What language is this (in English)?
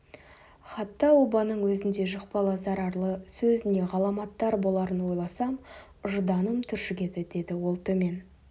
Kazakh